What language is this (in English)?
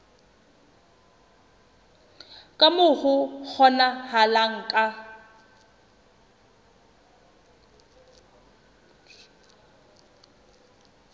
Southern Sotho